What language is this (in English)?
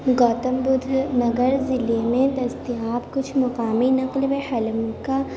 Urdu